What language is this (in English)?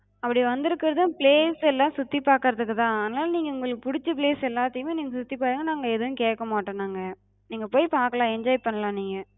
Tamil